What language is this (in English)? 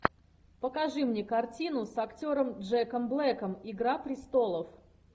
Russian